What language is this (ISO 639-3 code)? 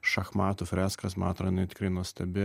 lit